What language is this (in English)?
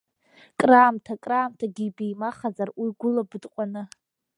Abkhazian